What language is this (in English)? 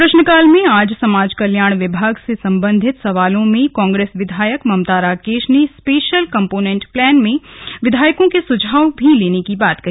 Hindi